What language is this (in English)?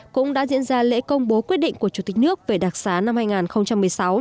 Vietnamese